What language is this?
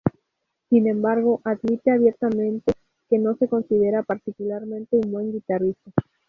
Spanish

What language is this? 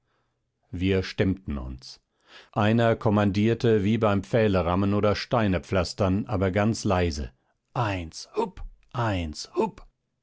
German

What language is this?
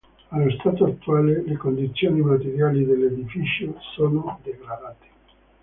Italian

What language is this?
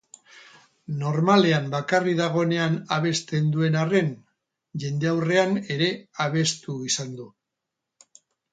Basque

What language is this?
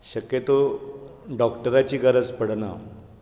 Konkani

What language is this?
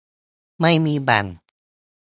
Thai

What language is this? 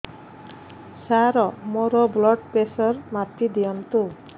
Odia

